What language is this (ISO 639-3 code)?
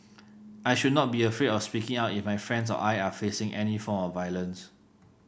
eng